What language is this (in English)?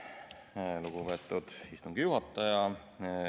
Estonian